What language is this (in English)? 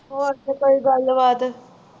Punjabi